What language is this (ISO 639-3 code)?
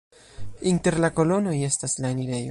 epo